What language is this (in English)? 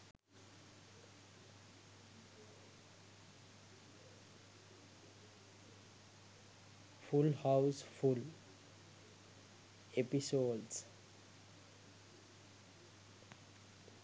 Sinhala